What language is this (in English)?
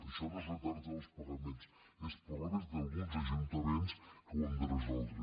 Catalan